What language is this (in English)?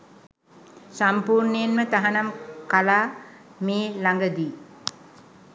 Sinhala